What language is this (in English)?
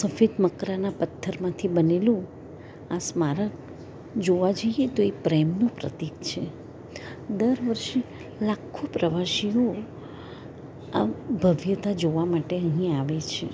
Gujarati